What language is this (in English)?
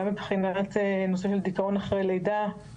Hebrew